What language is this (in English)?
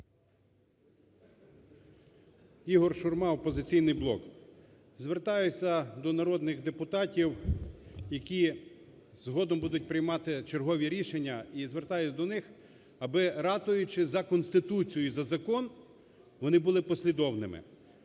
Ukrainian